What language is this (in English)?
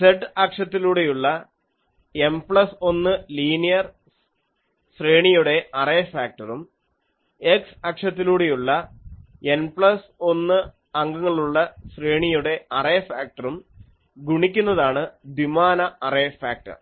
Malayalam